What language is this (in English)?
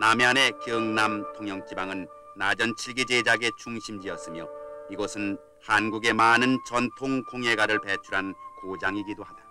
Korean